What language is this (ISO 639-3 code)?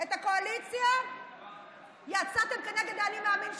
heb